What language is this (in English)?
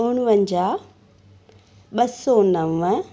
Sindhi